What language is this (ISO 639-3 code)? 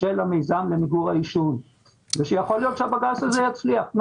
heb